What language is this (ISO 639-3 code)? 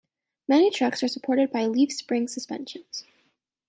eng